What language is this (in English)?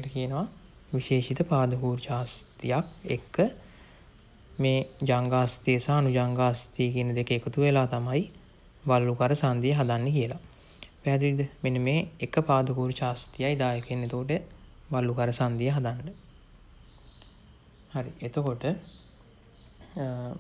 Indonesian